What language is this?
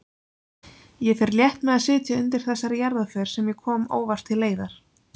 Icelandic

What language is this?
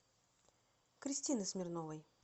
Russian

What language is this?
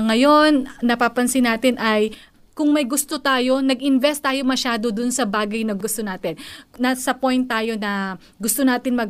Filipino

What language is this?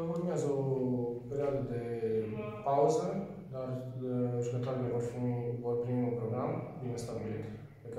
Romanian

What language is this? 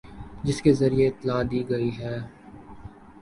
Urdu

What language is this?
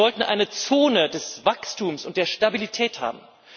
German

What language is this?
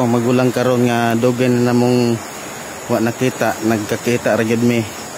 Filipino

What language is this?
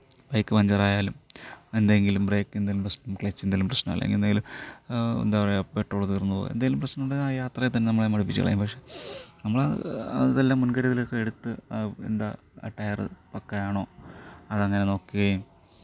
Malayalam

